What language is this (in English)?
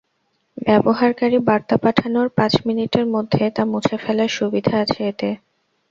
Bangla